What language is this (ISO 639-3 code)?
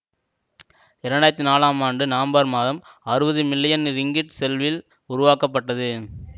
tam